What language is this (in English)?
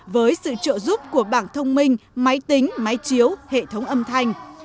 Vietnamese